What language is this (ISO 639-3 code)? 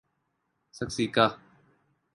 urd